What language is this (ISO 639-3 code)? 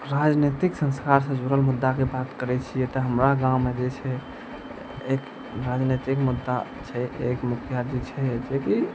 mai